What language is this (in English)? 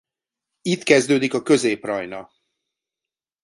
Hungarian